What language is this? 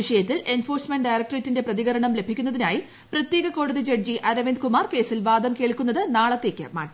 Malayalam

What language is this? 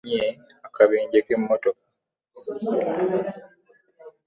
Ganda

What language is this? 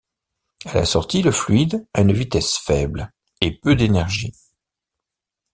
French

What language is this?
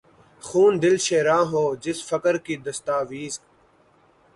Urdu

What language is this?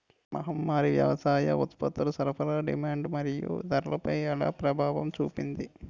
Telugu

